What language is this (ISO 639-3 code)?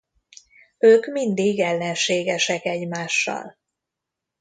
hun